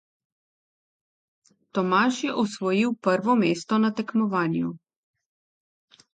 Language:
Slovenian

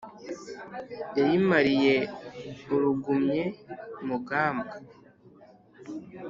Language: Kinyarwanda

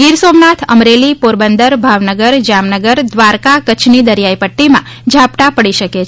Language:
Gujarati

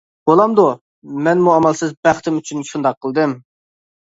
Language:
Uyghur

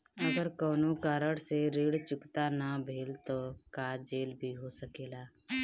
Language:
Bhojpuri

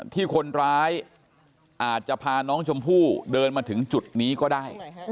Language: Thai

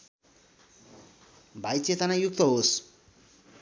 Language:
Nepali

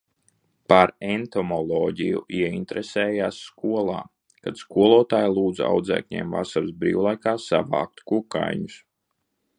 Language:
Latvian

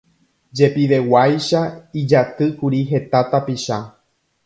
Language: Guarani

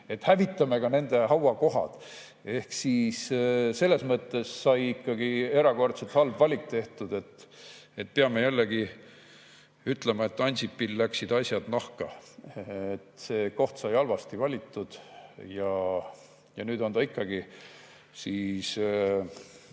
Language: Estonian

